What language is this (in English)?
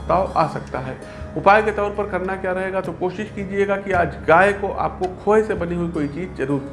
Hindi